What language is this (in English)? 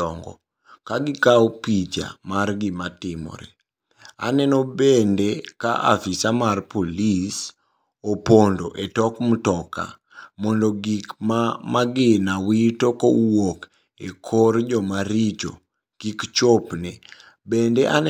Luo (Kenya and Tanzania)